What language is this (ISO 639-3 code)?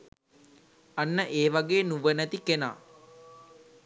sin